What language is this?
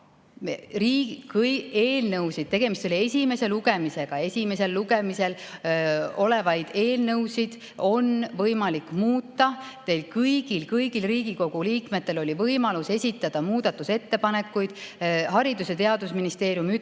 Estonian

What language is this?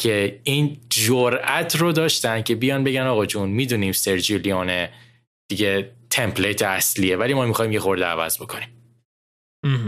Persian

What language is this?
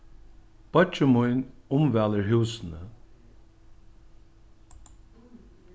Faroese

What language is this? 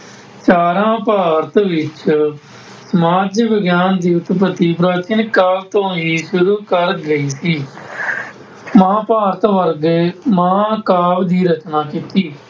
Punjabi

